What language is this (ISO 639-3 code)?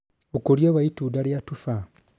kik